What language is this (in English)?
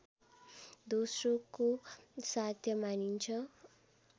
Nepali